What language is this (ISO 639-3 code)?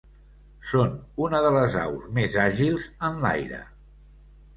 cat